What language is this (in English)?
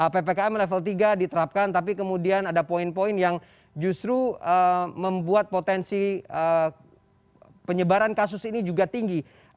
Indonesian